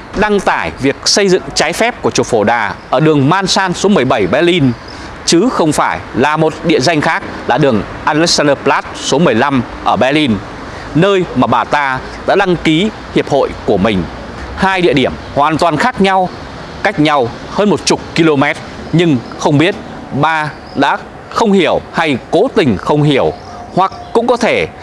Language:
Vietnamese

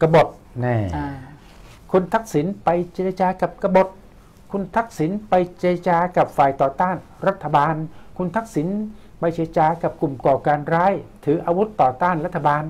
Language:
Thai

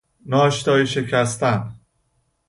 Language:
Persian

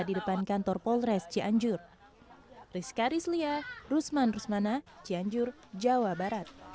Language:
Indonesian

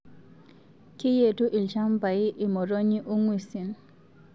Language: Masai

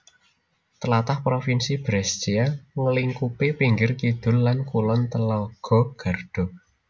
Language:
Javanese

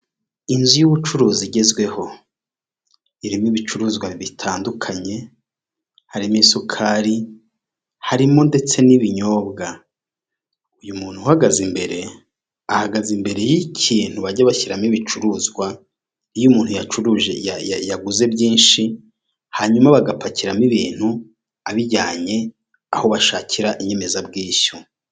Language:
Kinyarwanda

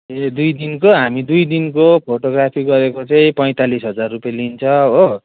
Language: Nepali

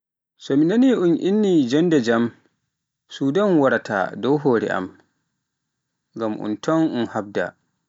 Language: Pular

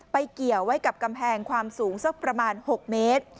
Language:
Thai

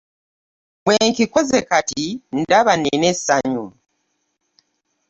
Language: Ganda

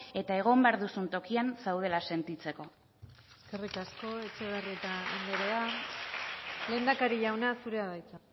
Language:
Basque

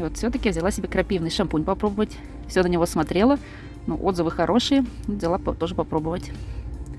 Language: Russian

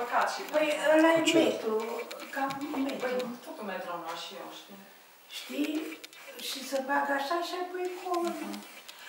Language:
Romanian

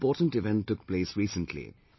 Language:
English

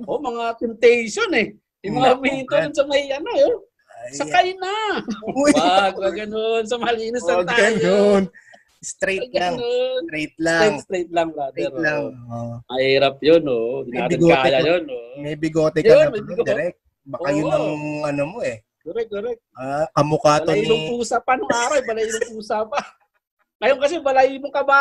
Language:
Filipino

